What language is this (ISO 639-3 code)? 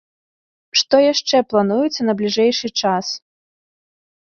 bel